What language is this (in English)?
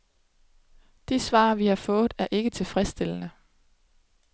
Danish